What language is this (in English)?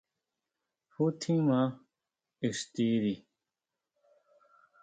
Huautla Mazatec